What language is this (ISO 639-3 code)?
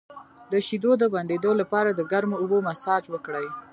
pus